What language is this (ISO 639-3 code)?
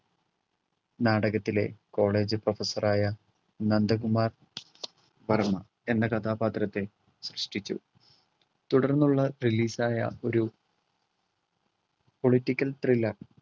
mal